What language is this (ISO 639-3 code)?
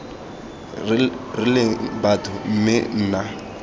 tsn